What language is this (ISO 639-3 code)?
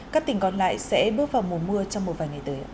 vie